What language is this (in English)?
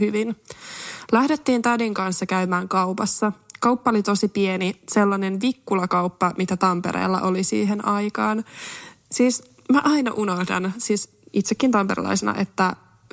Finnish